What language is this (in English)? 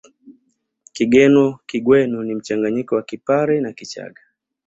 Swahili